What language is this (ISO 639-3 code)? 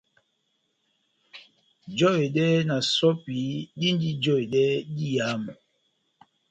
bnm